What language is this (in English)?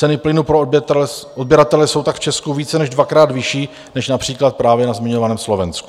Czech